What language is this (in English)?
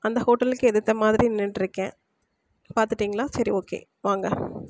Tamil